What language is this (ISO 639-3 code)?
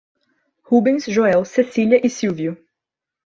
por